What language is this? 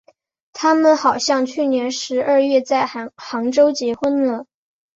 Chinese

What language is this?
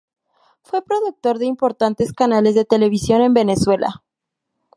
Spanish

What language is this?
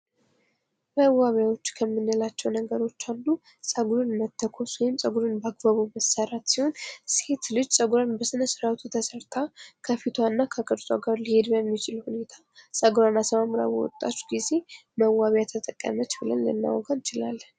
Amharic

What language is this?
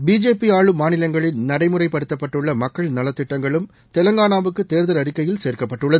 Tamil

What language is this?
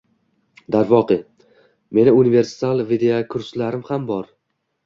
Uzbek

